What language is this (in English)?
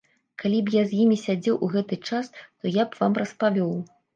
Belarusian